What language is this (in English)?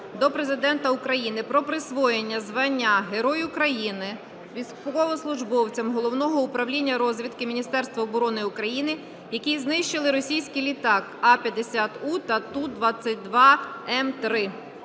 Ukrainian